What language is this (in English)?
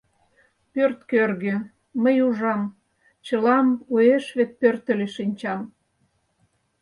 Mari